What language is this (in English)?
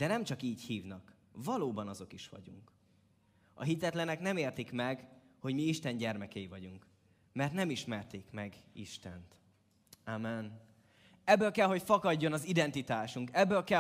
Hungarian